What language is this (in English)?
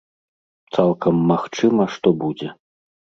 Belarusian